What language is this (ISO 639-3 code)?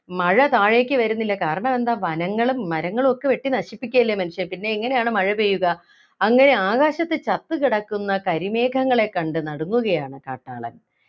mal